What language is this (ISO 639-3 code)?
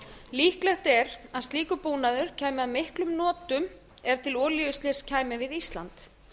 isl